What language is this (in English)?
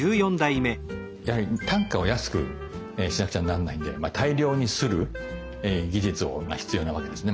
Japanese